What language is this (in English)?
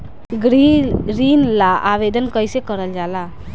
Bhojpuri